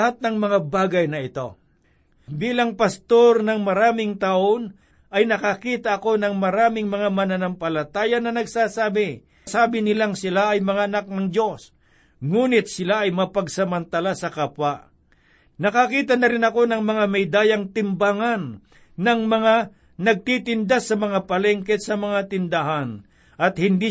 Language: Filipino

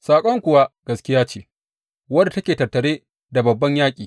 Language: Hausa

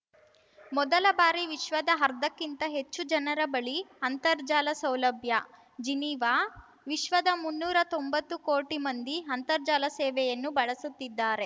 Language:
Kannada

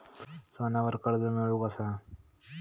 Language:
Marathi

